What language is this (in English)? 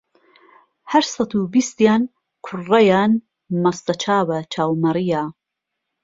Central Kurdish